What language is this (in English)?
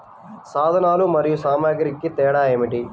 Telugu